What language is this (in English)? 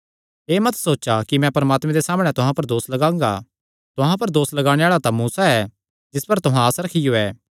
Kangri